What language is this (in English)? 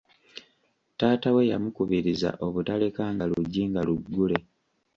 Ganda